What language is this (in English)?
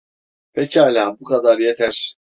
Turkish